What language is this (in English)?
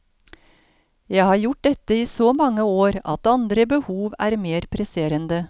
Norwegian